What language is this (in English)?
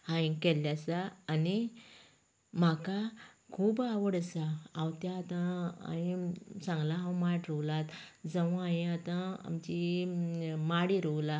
Konkani